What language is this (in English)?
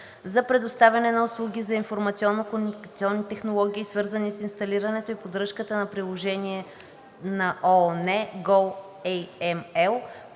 Bulgarian